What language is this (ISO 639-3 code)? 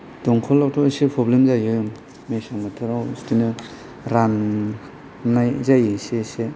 brx